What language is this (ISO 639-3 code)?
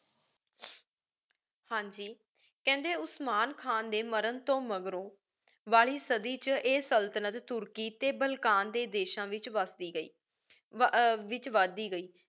pan